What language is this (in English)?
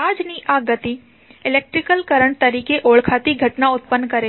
Gujarati